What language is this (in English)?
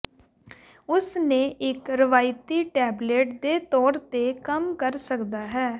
Punjabi